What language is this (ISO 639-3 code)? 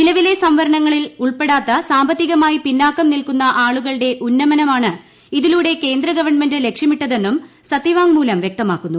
mal